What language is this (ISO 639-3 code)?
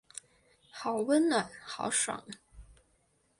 zho